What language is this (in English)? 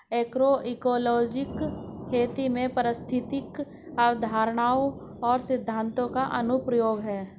Hindi